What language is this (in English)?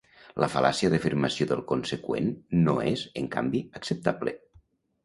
Catalan